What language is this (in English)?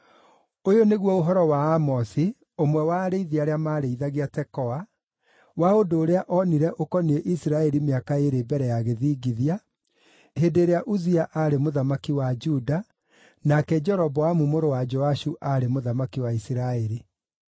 Kikuyu